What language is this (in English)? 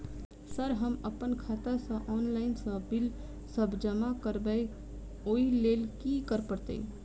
Maithili